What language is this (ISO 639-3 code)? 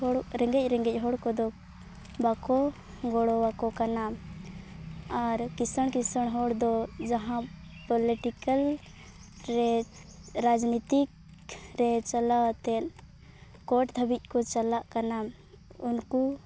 sat